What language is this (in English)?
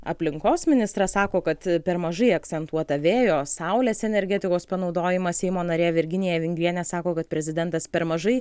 Lithuanian